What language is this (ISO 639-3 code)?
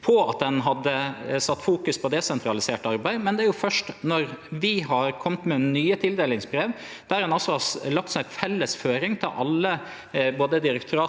nor